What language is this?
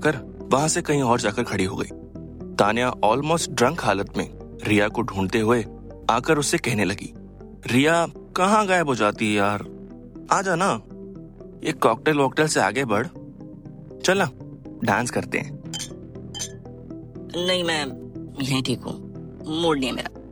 Hindi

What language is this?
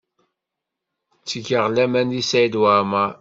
Kabyle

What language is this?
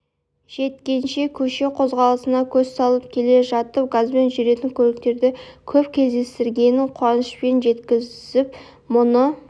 Kazakh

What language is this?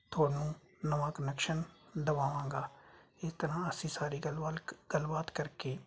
Punjabi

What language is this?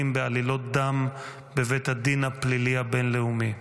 Hebrew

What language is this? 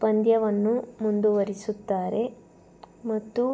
Kannada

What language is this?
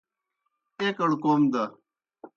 Kohistani Shina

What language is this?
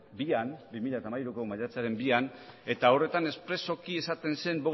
Basque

